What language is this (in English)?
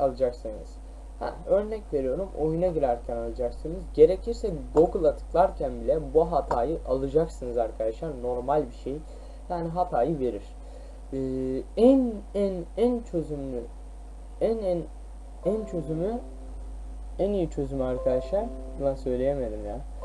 Turkish